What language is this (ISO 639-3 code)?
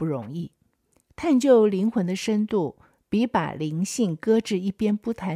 zho